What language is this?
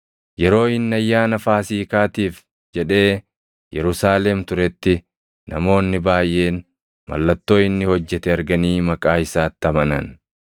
Oromo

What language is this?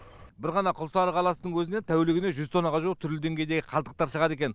Kazakh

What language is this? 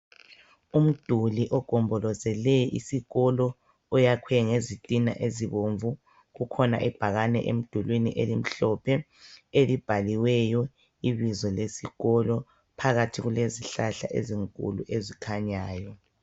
North Ndebele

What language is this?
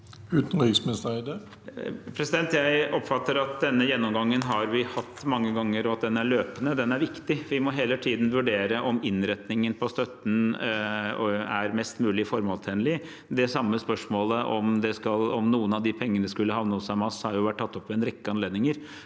Norwegian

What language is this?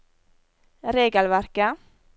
Norwegian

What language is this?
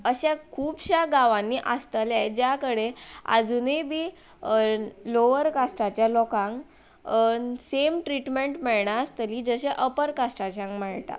Konkani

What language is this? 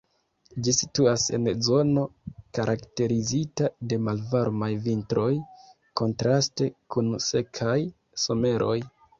Esperanto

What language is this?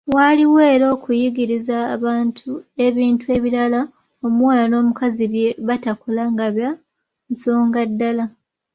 Ganda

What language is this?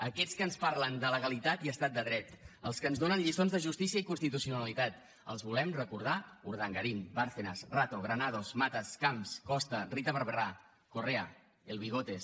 Catalan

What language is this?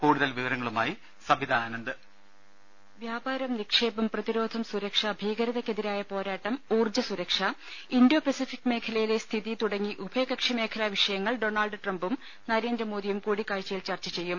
Malayalam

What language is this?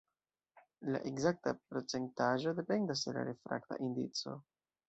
Esperanto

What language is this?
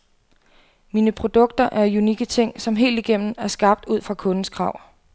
Danish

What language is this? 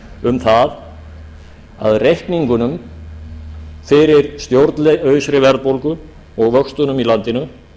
Icelandic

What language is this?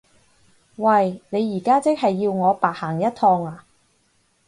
Cantonese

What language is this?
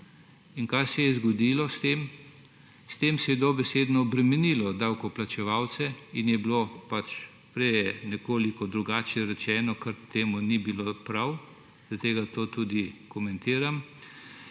Slovenian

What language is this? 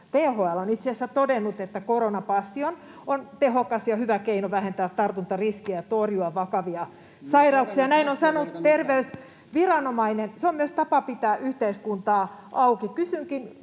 Finnish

